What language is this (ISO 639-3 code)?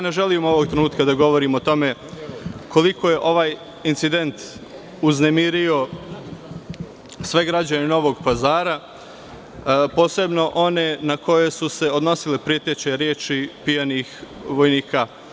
srp